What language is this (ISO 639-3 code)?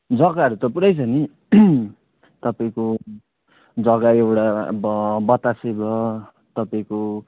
nep